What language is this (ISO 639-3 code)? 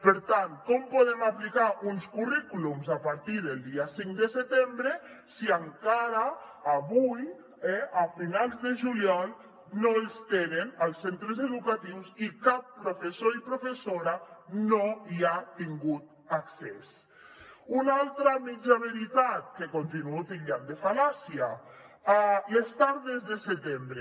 cat